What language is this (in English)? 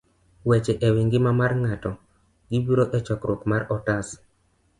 Luo (Kenya and Tanzania)